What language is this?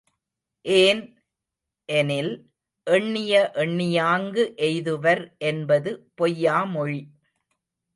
Tamil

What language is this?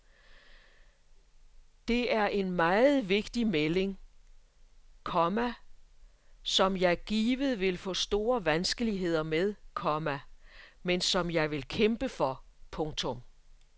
Danish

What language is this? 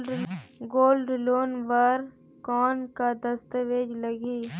Chhattisgarhi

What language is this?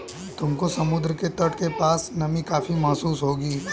Hindi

